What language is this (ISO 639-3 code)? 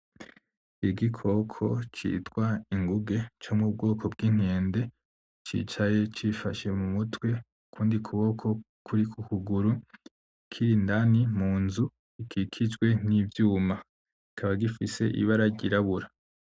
run